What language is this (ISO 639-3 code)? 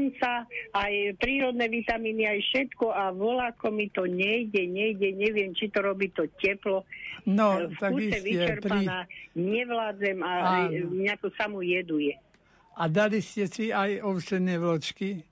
slk